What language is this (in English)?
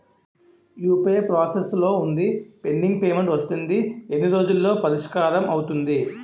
Telugu